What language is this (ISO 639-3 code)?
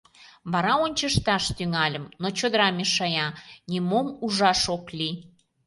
chm